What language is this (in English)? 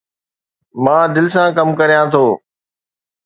Sindhi